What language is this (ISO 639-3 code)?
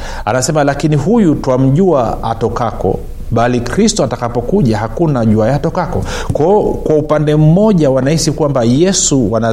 swa